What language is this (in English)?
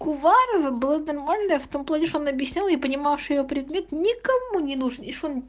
Russian